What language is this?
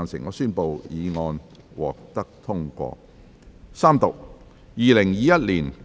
Cantonese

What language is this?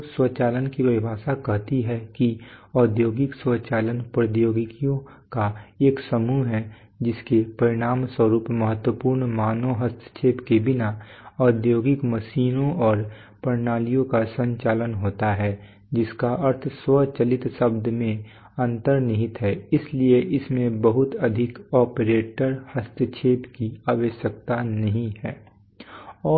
Hindi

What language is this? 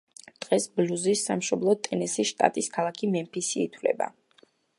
Georgian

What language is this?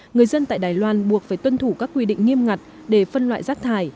Vietnamese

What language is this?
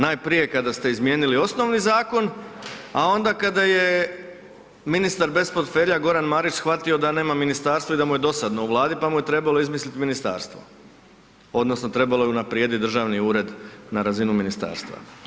Croatian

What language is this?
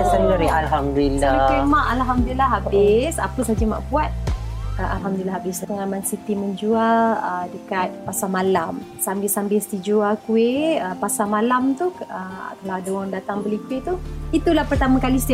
Malay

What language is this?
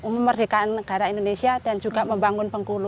Indonesian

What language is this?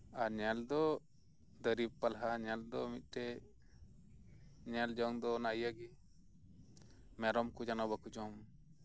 Santali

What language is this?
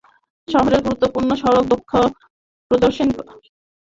Bangla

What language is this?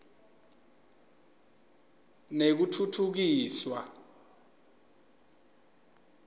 Swati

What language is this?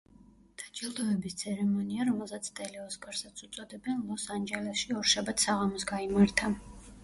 Georgian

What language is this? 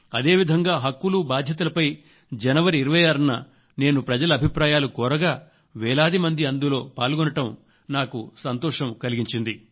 Telugu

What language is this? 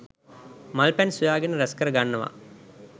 Sinhala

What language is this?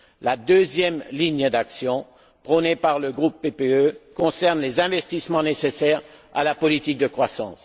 French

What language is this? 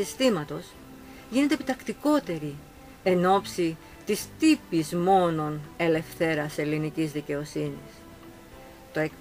Greek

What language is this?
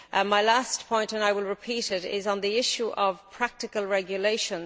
English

